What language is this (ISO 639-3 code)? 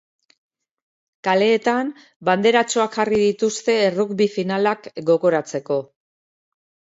eus